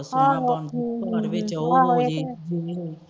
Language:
Punjabi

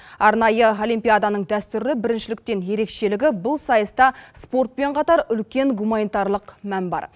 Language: Kazakh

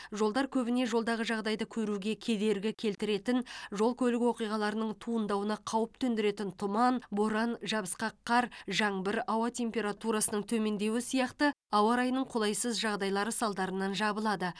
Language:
Kazakh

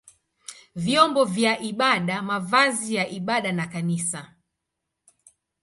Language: Swahili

